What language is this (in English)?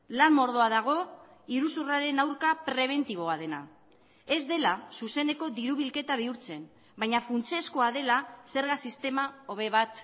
Basque